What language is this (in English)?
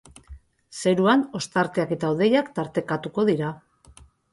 Basque